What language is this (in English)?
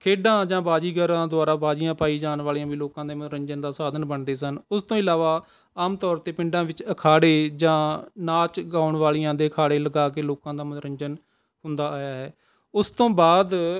Punjabi